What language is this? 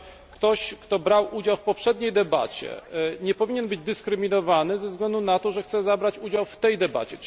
Polish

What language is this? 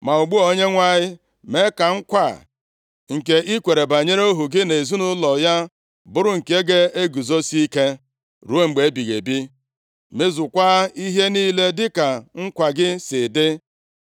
Igbo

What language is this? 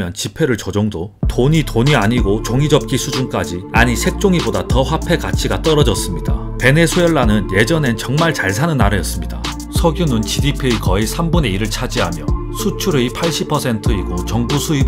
Korean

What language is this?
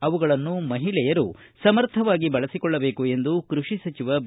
Kannada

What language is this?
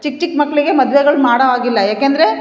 Kannada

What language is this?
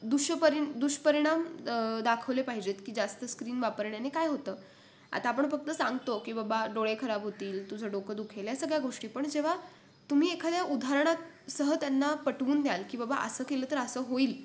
Marathi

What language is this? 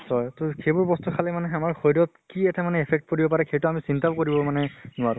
Assamese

